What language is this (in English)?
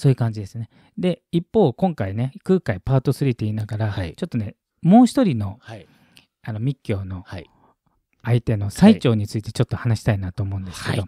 Japanese